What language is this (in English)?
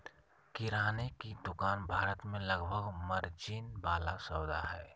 Magahi